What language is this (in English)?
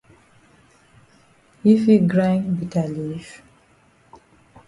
Cameroon Pidgin